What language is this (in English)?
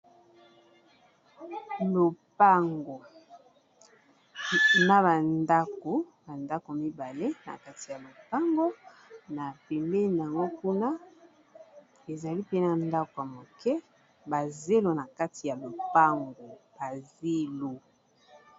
Lingala